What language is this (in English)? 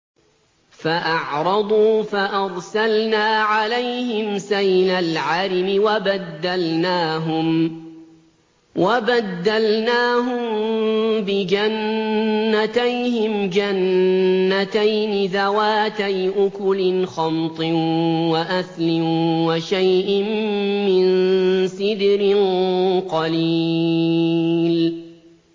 Arabic